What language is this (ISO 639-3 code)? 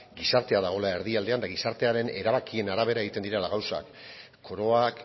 eus